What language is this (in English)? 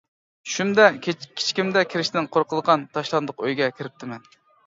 Uyghur